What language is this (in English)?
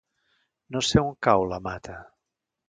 Catalan